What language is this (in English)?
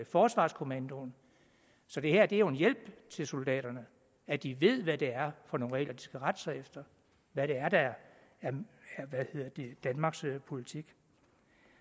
Danish